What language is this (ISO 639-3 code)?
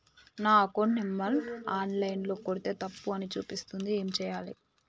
tel